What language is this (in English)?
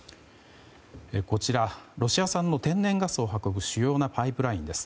Japanese